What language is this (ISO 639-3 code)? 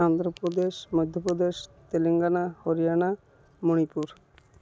ori